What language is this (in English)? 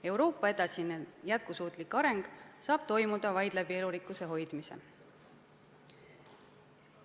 Estonian